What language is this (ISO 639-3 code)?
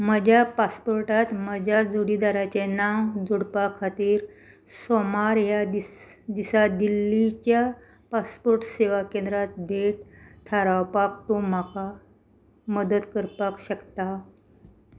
kok